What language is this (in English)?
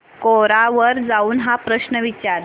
Marathi